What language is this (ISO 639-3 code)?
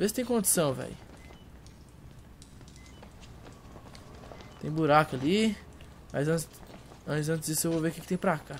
por